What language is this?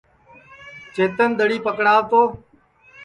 Sansi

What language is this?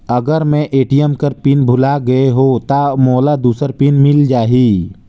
Chhattisgarhi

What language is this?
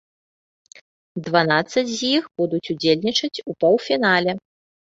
Belarusian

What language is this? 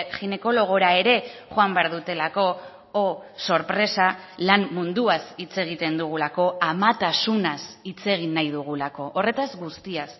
Basque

